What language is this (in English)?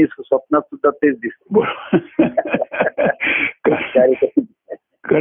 Marathi